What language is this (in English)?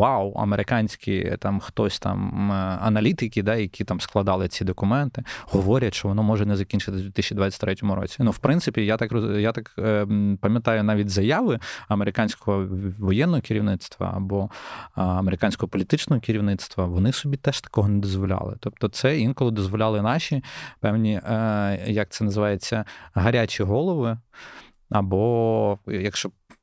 Ukrainian